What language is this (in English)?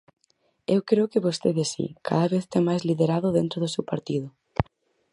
Galician